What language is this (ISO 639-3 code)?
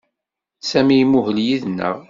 kab